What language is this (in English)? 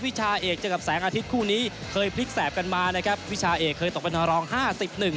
Thai